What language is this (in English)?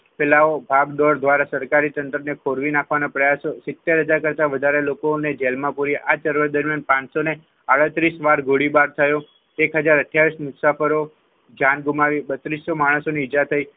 Gujarati